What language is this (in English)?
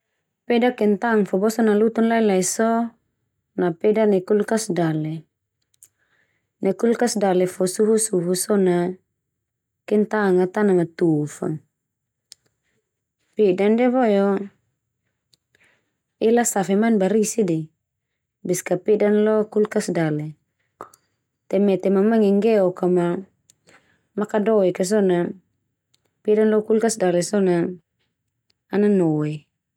Termanu